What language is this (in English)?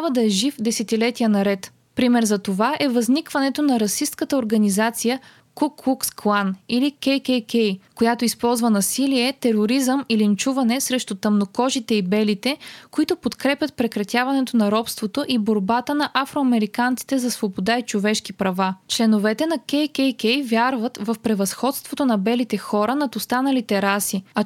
Bulgarian